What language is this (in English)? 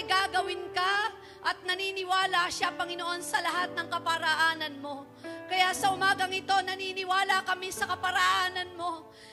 Filipino